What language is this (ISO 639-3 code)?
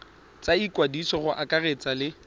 tsn